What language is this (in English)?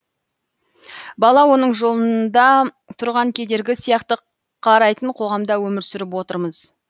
Kazakh